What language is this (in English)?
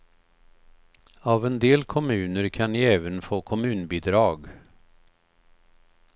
Swedish